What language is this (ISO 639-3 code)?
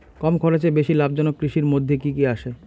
ben